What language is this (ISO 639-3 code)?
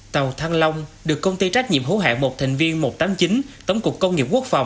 vie